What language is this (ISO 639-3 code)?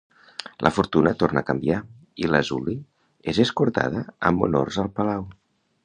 cat